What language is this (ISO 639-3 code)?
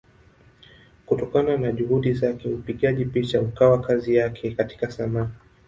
swa